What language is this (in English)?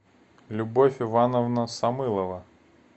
Russian